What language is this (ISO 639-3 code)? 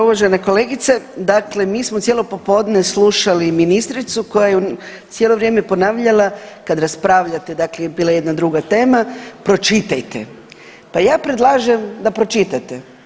hrv